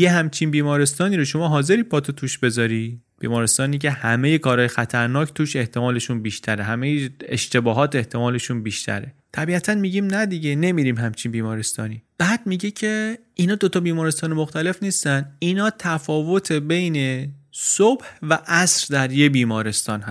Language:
Persian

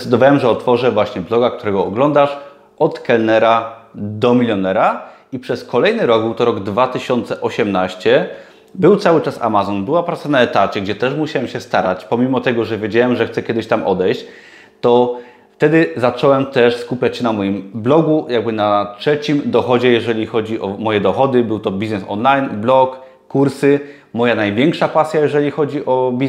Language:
Polish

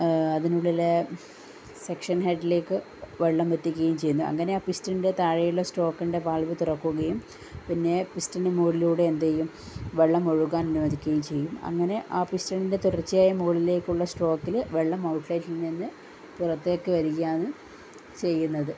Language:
Malayalam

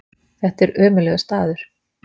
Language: Icelandic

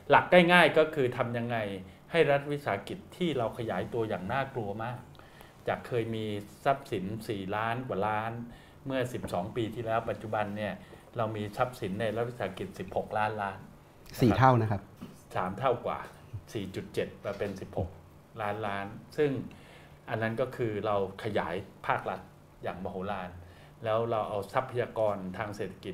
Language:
Thai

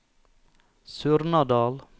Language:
Norwegian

